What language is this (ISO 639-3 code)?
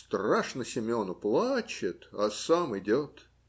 rus